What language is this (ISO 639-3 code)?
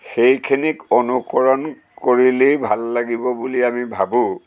asm